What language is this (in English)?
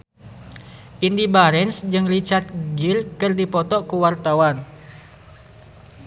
Sundanese